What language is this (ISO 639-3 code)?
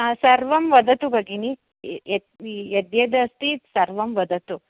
san